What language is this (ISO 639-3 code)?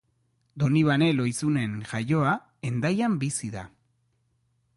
eus